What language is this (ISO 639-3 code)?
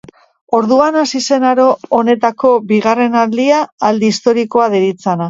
eus